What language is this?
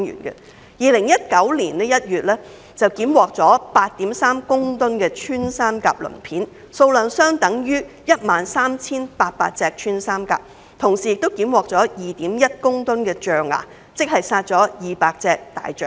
Cantonese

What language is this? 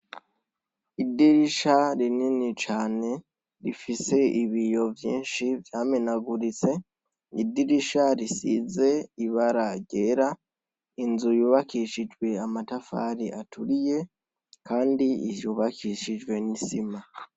Rundi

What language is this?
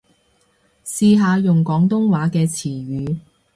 Cantonese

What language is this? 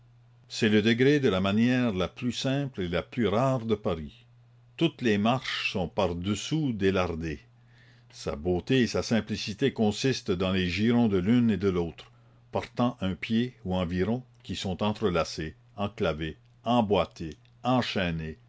French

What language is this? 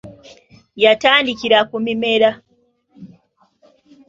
Ganda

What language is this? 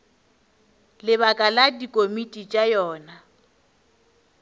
Northern Sotho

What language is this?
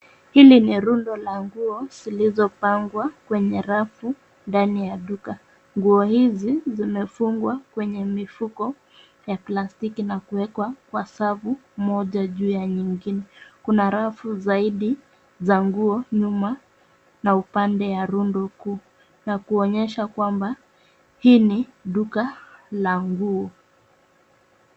Swahili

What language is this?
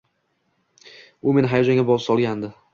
Uzbek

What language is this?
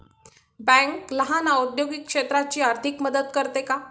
Marathi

